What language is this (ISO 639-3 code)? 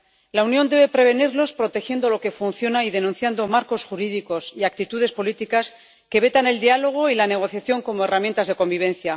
spa